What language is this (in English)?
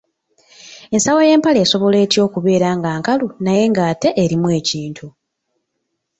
Ganda